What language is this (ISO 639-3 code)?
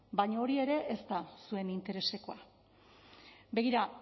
eus